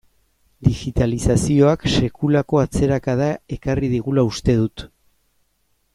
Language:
Basque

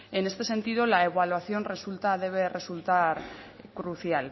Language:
Spanish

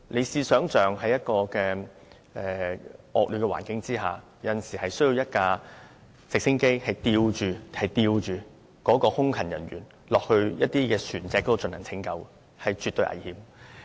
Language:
Cantonese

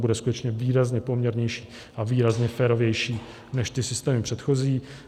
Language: Czech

